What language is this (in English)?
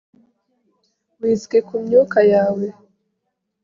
Kinyarwanda